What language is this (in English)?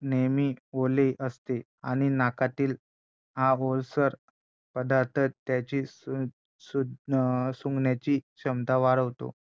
Marathi